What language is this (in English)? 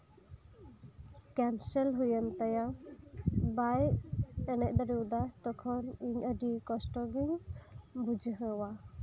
Santali